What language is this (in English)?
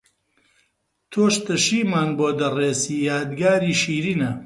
Central Kurdish